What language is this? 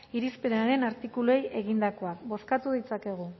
Basque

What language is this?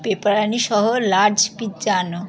Bangla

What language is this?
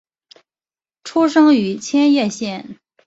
Chinese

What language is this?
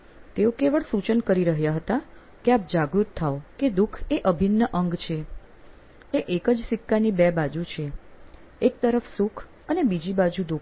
Gujarati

